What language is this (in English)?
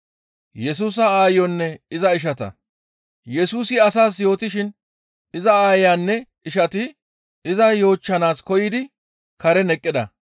Gamo